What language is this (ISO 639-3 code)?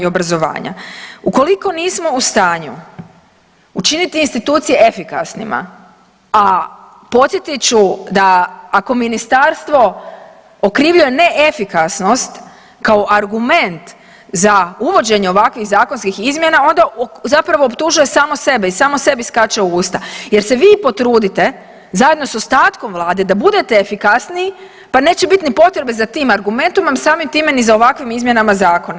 hrv